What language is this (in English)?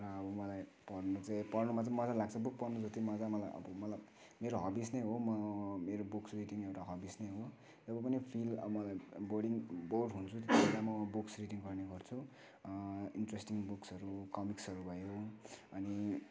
Nepali